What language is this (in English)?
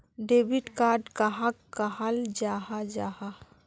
Magahi